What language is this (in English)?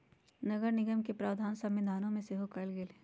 Magahi